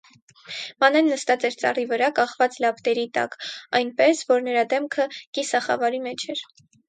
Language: Armenian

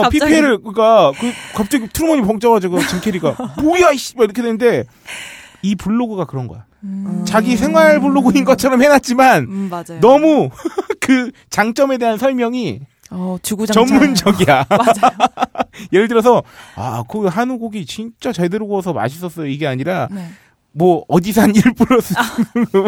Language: Korean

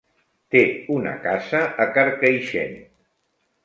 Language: Catalan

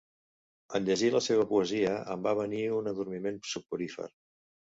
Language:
Catalan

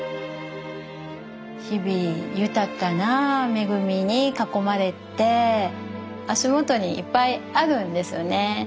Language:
Japanese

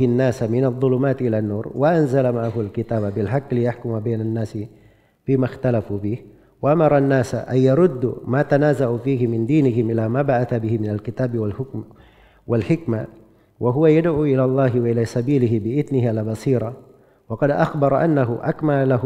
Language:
Indonesian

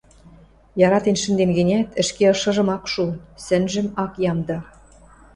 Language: Western Mari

